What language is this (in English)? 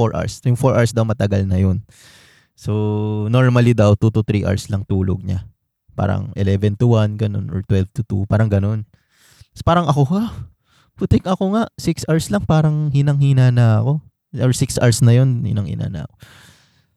Filipino